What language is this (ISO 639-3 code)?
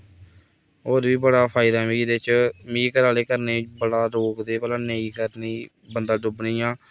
doi